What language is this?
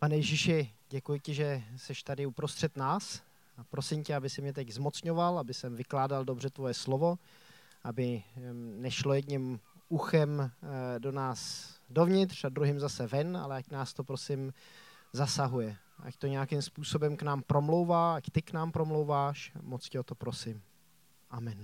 Czech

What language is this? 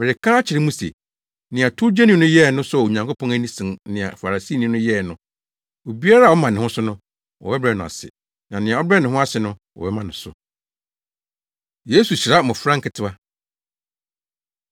Akan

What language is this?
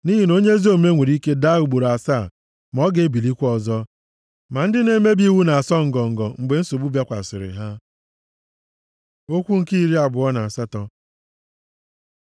Igbo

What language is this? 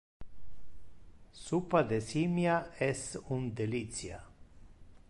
Interlingua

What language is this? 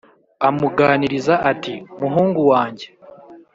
Kinyarwanda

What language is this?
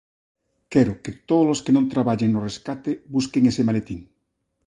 Galician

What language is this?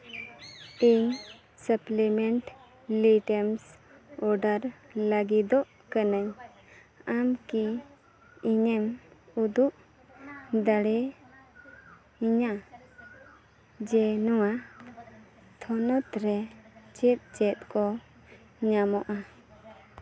Santali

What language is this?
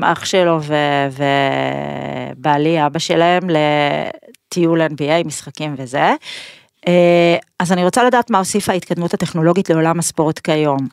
Hebrew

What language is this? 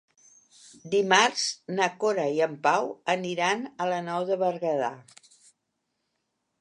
Catalan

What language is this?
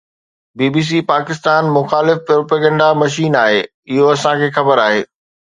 Sindhi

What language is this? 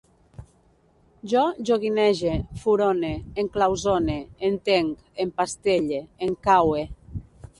Catalan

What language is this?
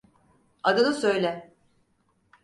Turkish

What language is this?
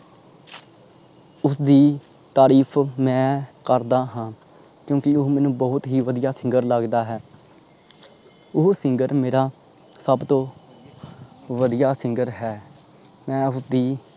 Punjabi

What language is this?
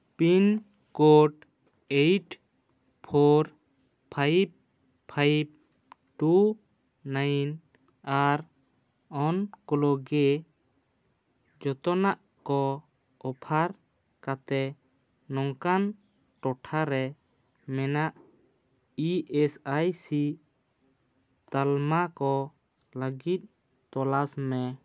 Santali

